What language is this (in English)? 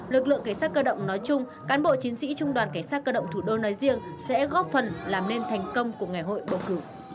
Vietnamese